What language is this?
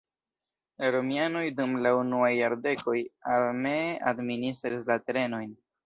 Esperanto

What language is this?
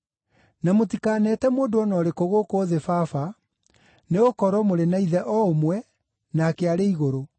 Kikuyu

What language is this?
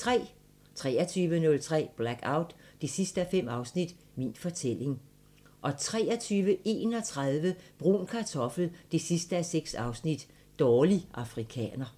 Danish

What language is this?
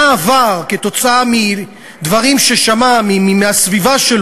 Hebrew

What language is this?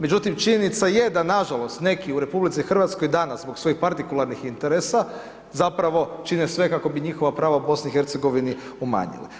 Croatian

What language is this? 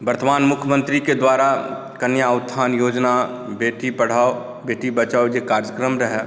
Maithili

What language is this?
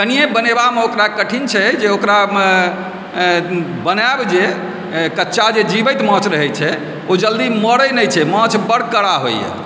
Maithili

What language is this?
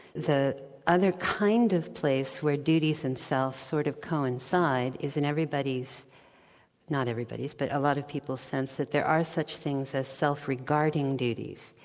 English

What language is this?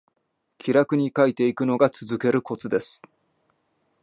Japanese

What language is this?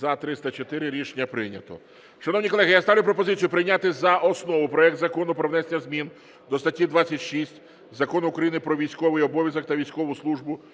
Ukrainian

